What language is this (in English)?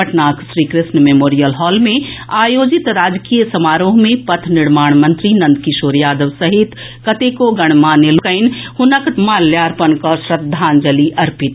Maithili